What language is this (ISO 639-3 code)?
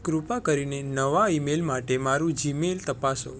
guj